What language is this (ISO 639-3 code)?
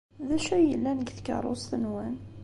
kab